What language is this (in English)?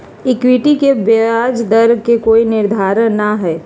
Magahi